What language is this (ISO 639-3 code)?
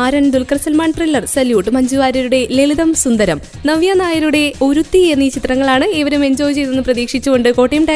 mal